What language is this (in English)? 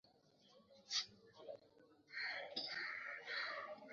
Swahili